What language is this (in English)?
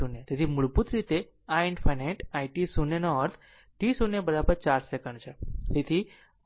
Gujarati